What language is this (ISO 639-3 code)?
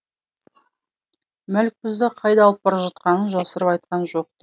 kaz